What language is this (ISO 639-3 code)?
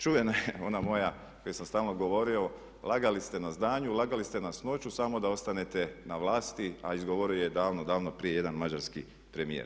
hrv